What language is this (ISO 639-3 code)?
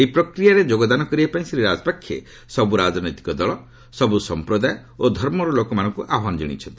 ori